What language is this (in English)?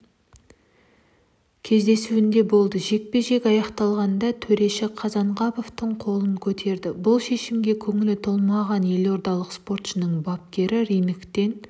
Kazakh